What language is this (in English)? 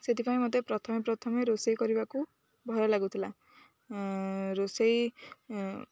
Odia